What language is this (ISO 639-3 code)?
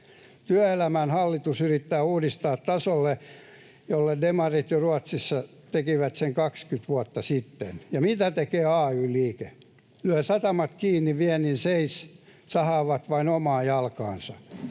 fin